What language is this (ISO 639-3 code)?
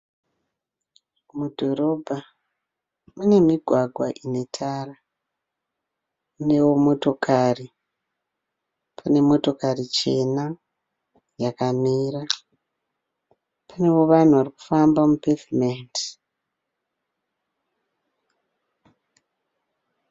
sna